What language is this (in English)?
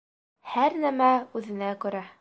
Bashkir